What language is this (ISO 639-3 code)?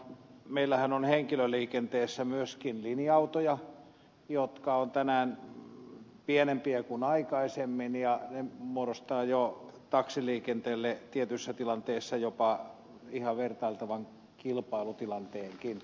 fin